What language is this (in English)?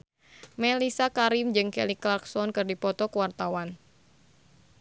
Sundanese